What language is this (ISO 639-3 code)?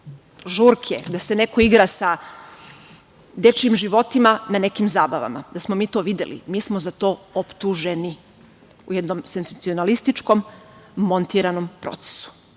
srp